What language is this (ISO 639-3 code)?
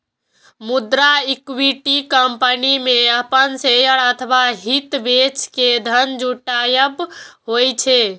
mai